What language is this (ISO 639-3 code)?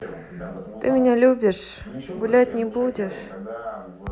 rus